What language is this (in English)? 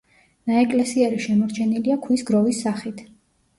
Georgian